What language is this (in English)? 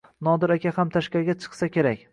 Uzbek